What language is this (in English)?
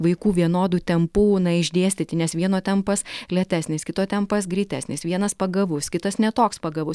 Lithuanian